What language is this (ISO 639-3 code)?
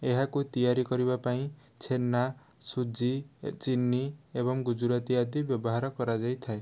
ori